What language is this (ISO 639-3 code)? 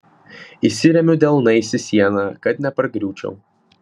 lit